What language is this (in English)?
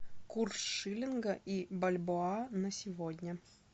Russian